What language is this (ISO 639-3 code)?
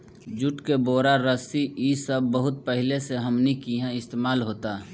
bho